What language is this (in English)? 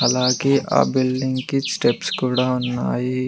Telugu